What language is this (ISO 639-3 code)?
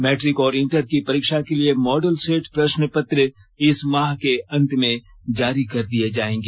hin